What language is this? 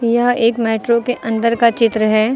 Hindi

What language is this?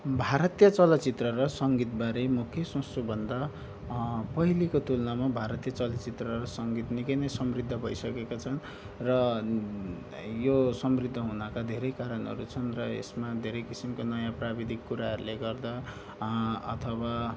Nepali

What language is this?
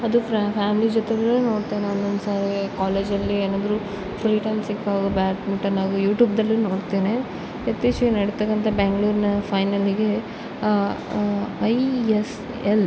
Kannada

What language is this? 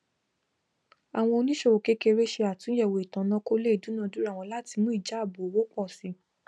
Yoruba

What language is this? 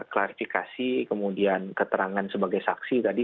Indonesian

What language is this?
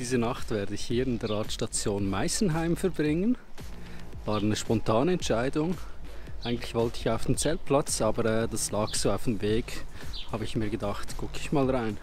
German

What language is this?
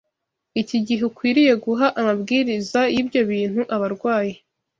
Kinyarwanda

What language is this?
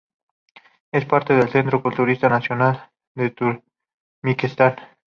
Spanish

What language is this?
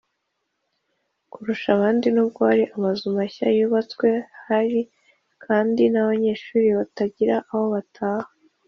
Kinyarwanda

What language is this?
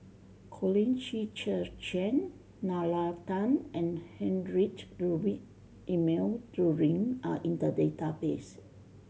English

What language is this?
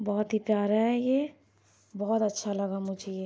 Urdu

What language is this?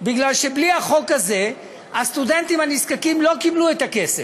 Hebrew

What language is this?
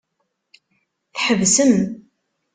Kabyle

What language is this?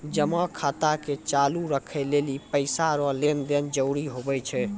Maithili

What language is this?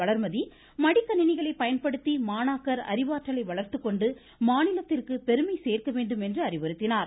Tamil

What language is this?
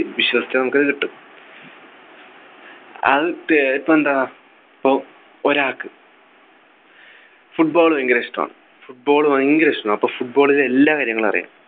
Malayalam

